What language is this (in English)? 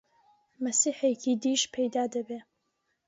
Central Kurdish